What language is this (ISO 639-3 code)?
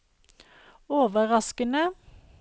nor